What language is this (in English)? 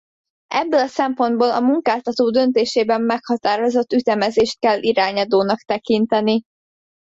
Hungarian